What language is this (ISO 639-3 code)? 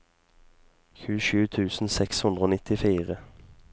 nor